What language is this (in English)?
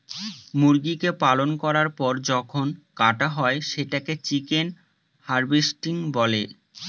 Bangla